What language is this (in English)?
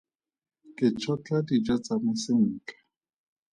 Tswana